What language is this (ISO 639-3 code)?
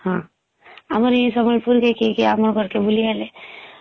ori